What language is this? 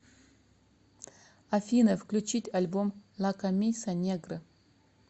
Russian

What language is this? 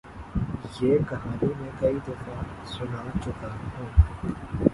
Urdu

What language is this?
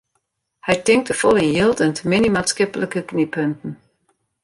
Western Frisian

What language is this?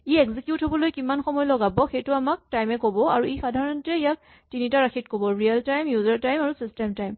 Assamese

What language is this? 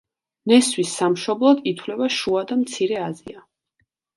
Georgian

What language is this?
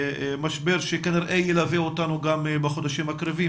Hebrew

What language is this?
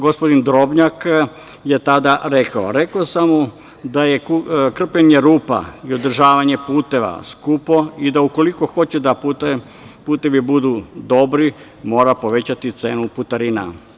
Serbian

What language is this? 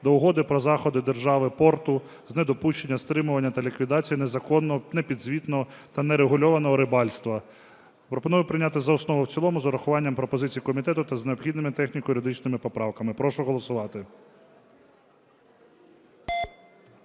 Ukrainian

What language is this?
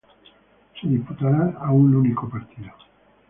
Spanish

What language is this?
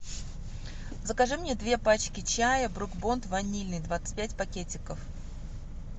Russian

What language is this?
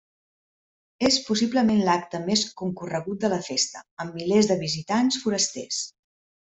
Catalan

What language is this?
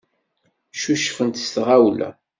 Kabyle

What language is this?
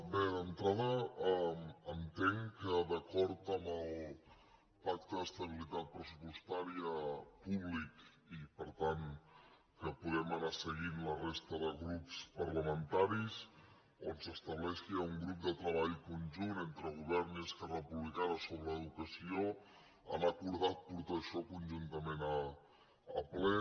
Catalan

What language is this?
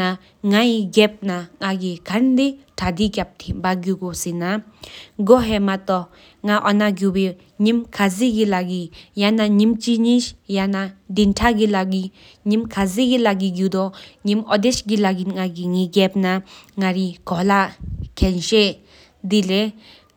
Sikkimese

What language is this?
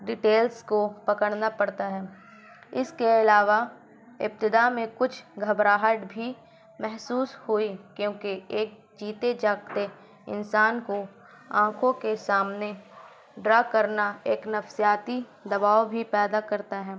Urdu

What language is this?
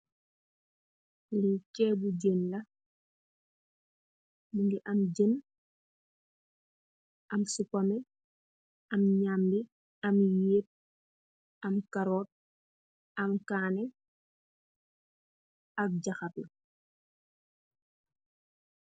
Wolof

